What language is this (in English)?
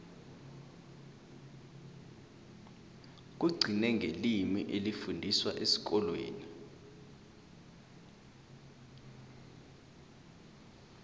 South Ndebele